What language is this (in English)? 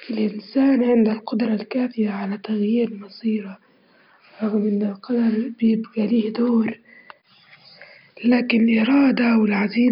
Libyan Arabic